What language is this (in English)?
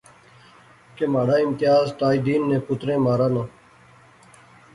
Pahari-Potwari